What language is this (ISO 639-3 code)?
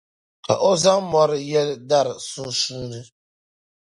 dag